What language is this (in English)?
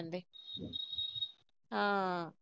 Punjabi